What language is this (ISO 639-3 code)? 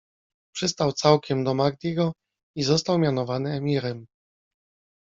pol